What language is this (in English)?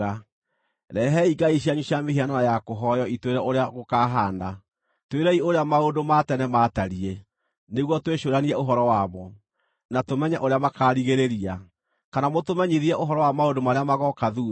Kikuyu